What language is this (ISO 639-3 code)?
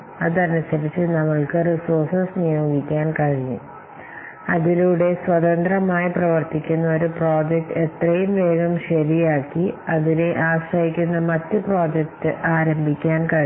mal